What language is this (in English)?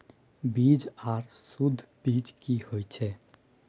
Maithili